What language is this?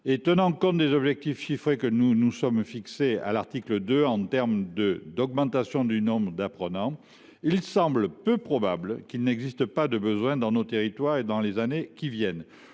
French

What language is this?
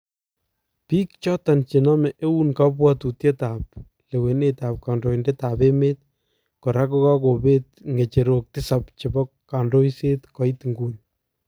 Kalenjin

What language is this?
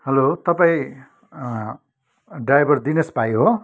Nepali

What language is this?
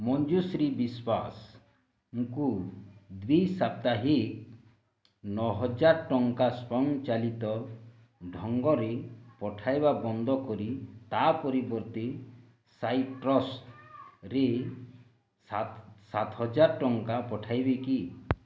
Odia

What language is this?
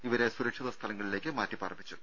Malayalam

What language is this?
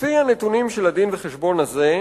Hebrew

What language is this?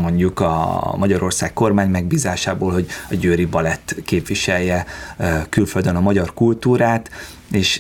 Hungarian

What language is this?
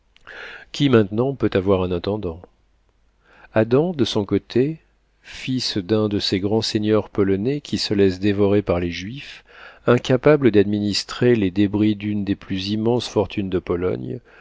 French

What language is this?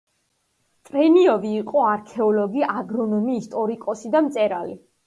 Georgian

